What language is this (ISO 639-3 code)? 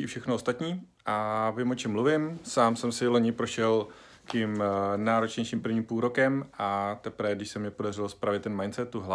ces